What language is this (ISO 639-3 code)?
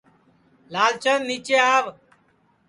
ssi